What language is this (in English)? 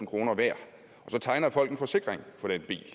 Danish